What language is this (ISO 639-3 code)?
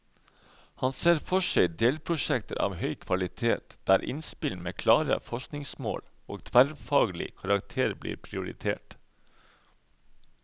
nor